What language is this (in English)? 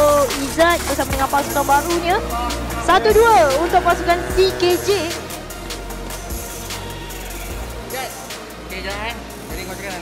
Malay